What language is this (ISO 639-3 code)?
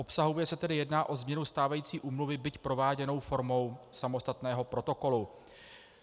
ces